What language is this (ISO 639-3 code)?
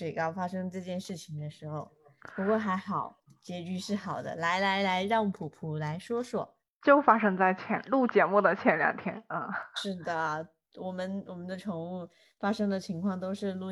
zho